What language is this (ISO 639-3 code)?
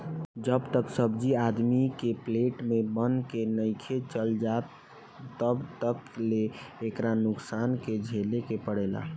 bho